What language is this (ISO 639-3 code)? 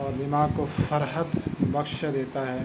urd